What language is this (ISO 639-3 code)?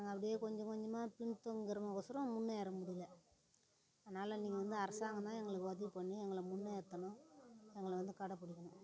tam